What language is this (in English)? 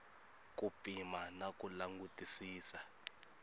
Tsonga